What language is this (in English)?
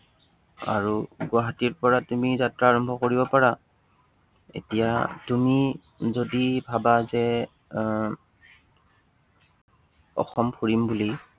Assamese